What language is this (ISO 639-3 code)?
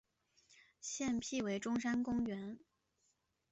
zho